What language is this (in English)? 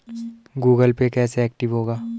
Hindi